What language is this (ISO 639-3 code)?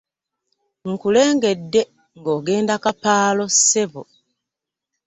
lug